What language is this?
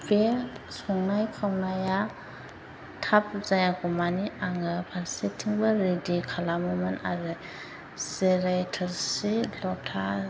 Bodo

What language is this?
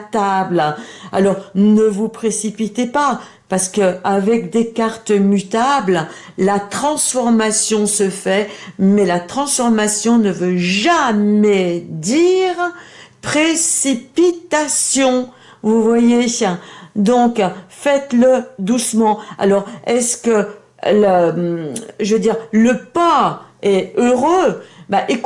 French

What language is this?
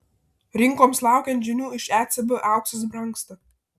Lithuanian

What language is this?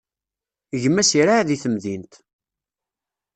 Kabyle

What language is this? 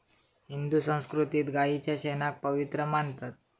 Marathi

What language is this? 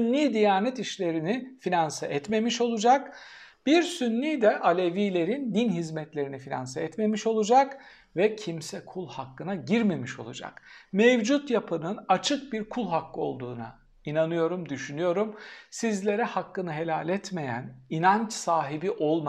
Turkish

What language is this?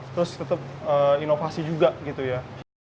Indonesian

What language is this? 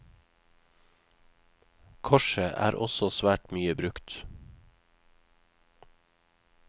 Norwegian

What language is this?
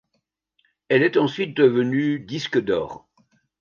French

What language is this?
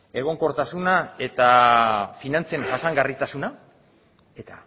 Basque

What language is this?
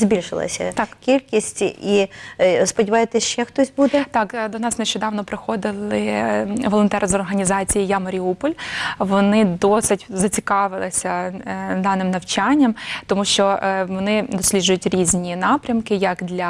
Ukrainian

